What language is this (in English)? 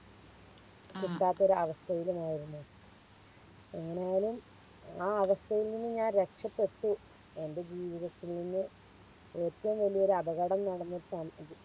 Malayalam